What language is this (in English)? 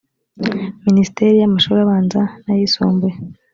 Kinyarwanda